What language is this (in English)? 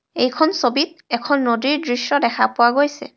Assamese